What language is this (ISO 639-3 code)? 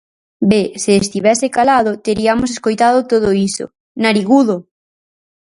glg